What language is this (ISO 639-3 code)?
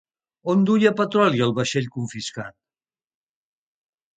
cat